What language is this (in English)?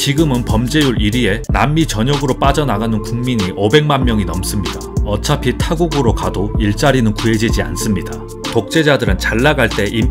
Korean